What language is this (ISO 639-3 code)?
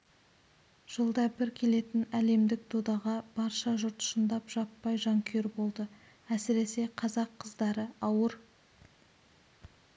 kaz